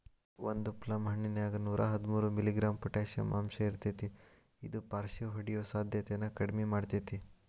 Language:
Kannada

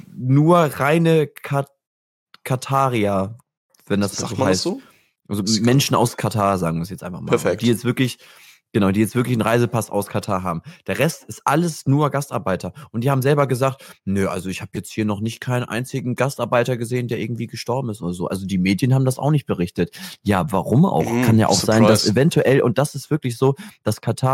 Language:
German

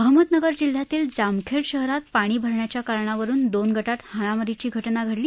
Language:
Marathi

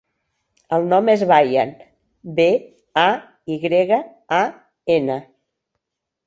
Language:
Catalan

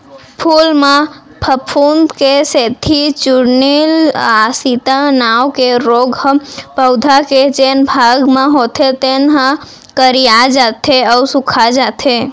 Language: Chhattisgarhi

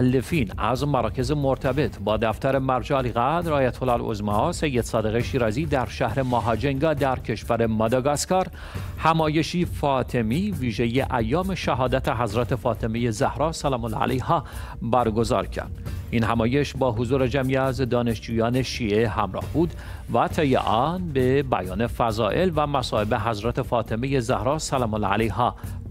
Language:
Persian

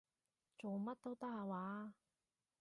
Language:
Cantonese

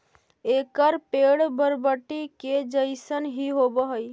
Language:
Magahi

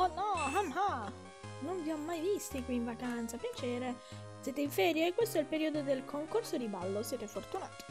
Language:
Italian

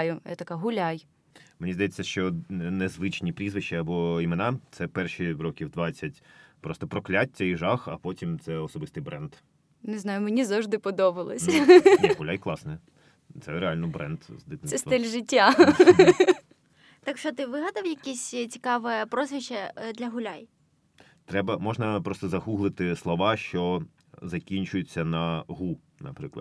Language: Ukrainian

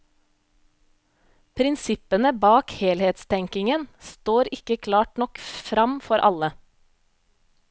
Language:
Norwegian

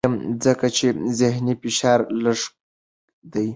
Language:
Pashto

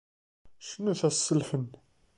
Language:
Kabyle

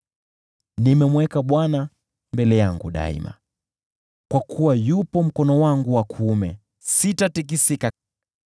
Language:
Swahili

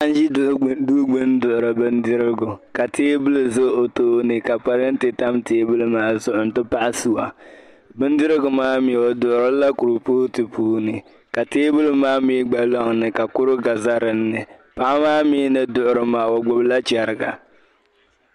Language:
Dagbani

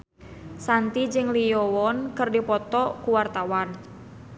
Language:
Sundanese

